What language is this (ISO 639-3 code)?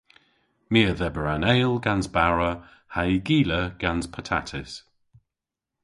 cor